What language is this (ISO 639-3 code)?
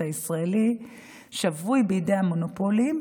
heb